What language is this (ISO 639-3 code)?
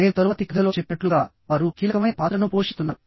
tel